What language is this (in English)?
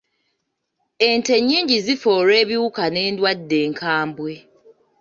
Ganda